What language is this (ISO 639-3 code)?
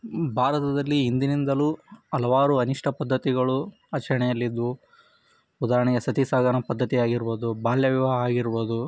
kan